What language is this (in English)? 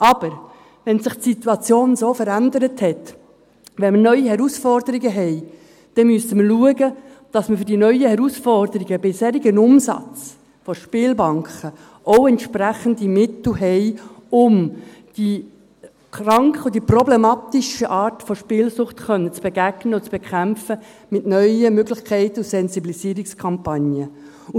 Swiss German